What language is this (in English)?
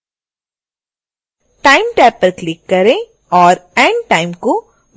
Hindi